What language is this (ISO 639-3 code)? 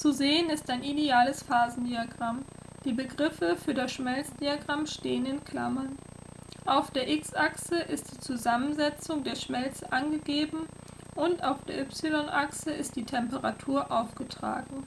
deu